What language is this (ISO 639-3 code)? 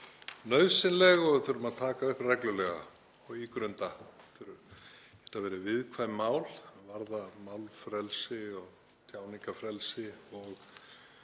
isl